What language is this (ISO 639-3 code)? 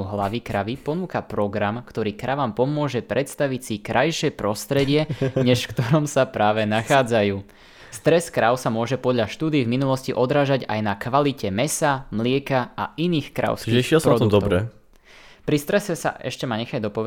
slk